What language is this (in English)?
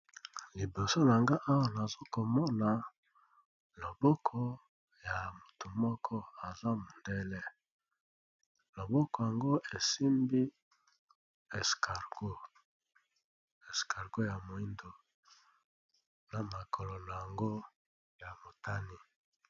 Lingala